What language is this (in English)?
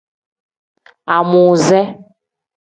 Tem